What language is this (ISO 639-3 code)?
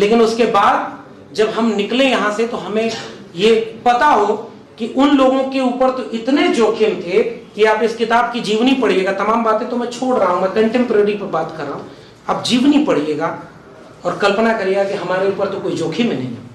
hin